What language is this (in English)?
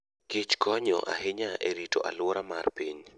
Luo (Kenya and Tanzania)